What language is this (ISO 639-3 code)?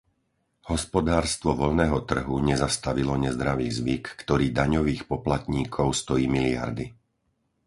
slk